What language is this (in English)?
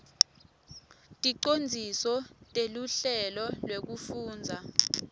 Swati